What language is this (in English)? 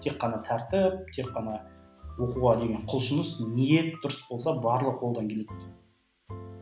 Kazakh